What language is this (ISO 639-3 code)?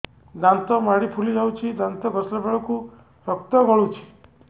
ori